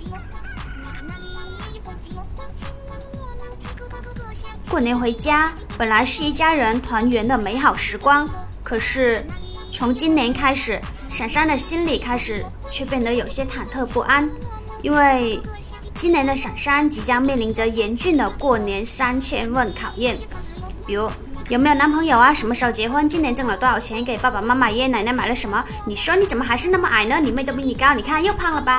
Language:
Chinese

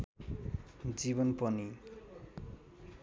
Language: Nepali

